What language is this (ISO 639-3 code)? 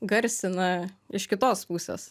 lit